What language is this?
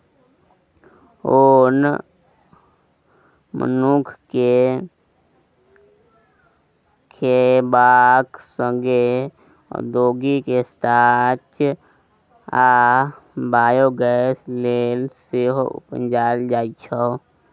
Maithili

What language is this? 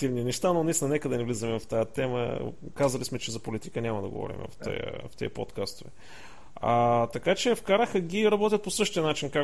Bulgarian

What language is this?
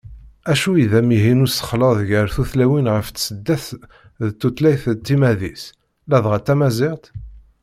Kabyle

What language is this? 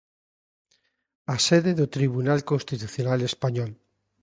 Galician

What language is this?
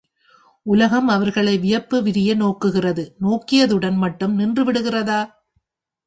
Tamil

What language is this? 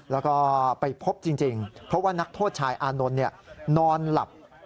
Thai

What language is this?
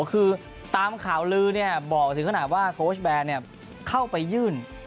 Thai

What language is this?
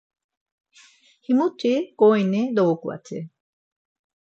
Laz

